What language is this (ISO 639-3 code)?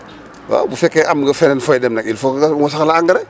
wol